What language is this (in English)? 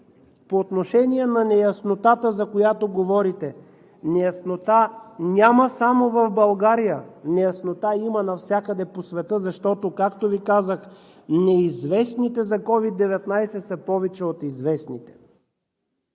Bulgarian